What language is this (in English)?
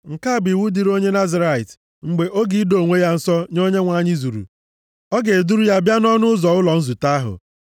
Igbo